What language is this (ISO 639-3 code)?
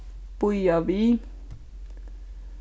fao